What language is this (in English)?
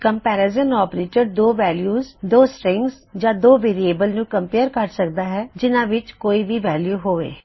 Punjabi